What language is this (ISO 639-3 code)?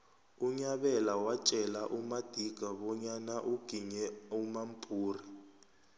nbl